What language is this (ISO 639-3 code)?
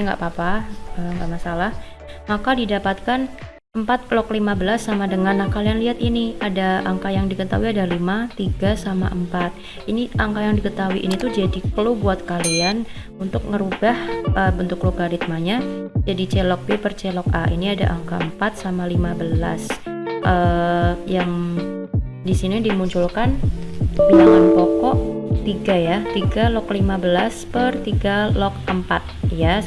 ind